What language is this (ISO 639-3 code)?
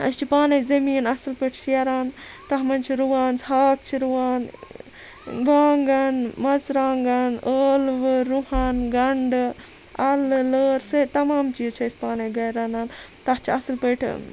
kas